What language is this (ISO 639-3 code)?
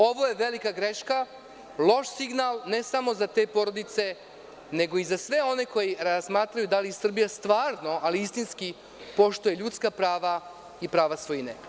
srp